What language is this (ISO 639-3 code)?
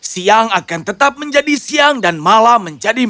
ind